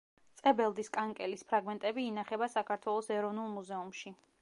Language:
Georgian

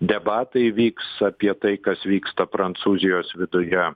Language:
Lithuanian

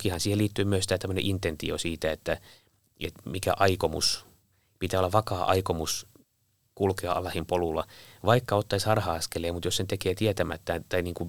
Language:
Finnish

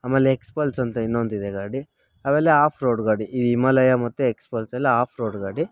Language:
Kannada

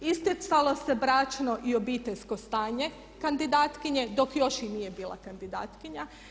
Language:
Croatian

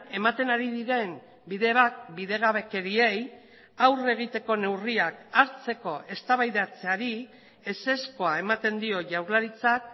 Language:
Basque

